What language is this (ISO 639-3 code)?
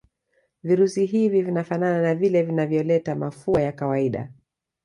swa